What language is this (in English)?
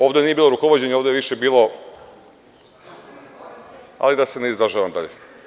Serbian